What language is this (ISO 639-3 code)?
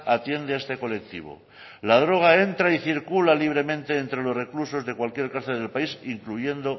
spa